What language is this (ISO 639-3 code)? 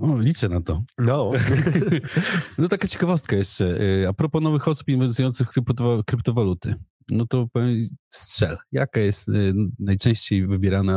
pol